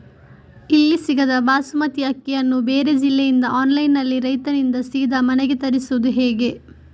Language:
Kannada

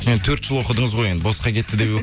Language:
Kazakh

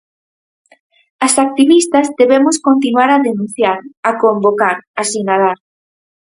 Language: Galician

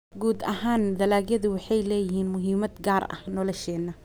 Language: Somali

